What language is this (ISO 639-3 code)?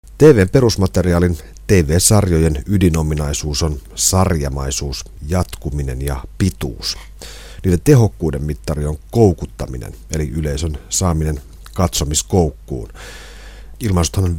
fin